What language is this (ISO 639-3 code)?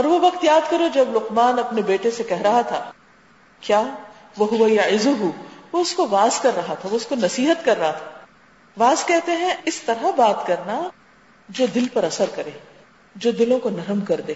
urd